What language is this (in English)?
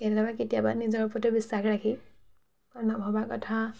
Assamese